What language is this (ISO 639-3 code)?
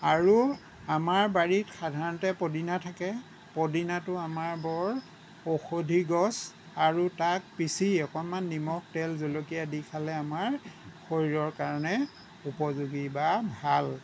asm